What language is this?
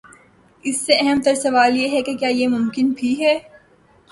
Urdu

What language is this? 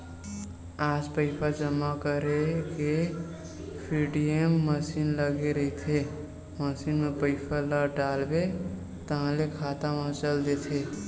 Chhattisgarhi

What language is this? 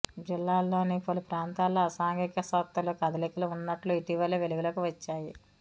Telugu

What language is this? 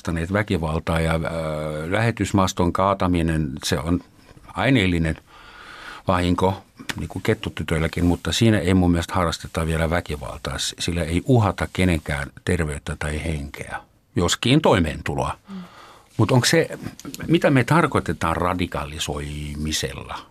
Finnish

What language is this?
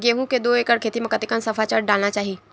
Chhattisgarhi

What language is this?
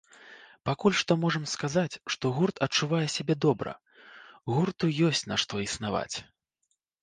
Belarusian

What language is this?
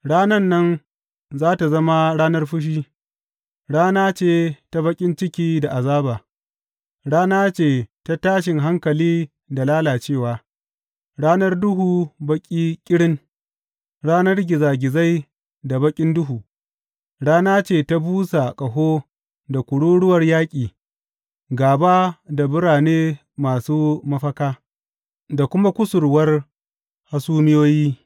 Hausa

